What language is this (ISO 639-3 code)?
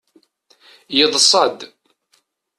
kab